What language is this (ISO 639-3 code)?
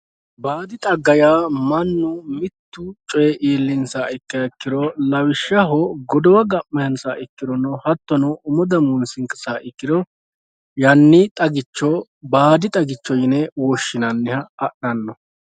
sid